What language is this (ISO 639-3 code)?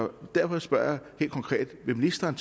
dan